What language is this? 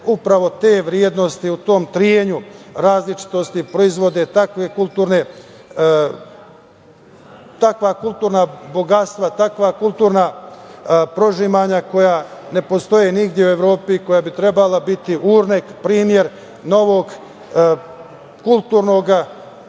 Serbian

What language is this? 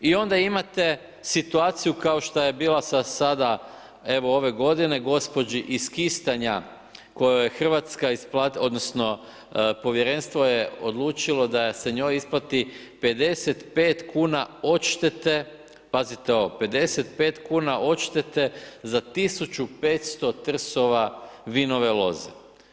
Croatian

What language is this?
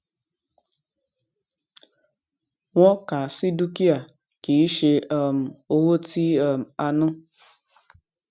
Yoruba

